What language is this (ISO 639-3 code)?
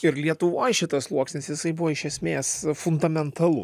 lit